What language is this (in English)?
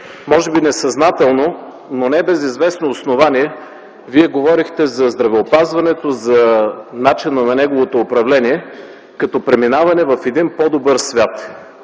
Bulgarian